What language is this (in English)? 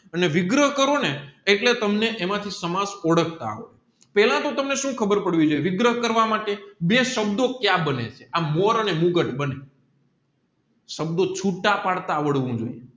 Gujarati